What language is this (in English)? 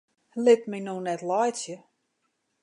Western Frisian